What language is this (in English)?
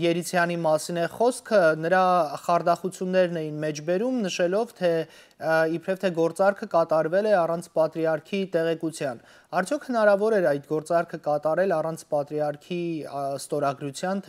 Romanian